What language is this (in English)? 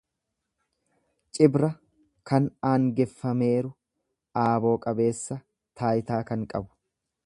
Oromo